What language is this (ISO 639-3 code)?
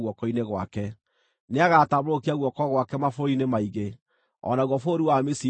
kik